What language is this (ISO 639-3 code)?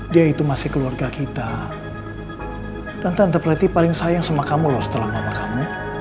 ind